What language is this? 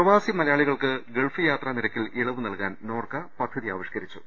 Malayalam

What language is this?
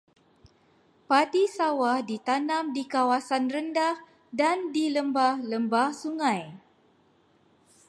Malay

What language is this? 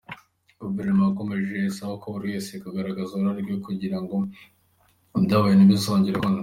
Kinyarwanda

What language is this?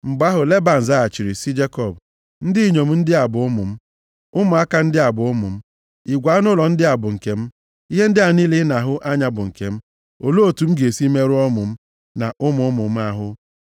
Igbo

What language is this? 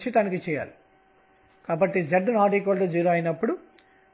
Telugu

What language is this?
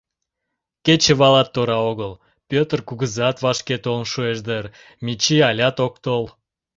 Mari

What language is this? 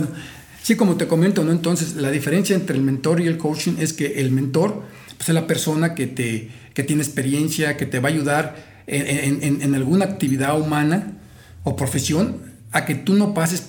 Spanish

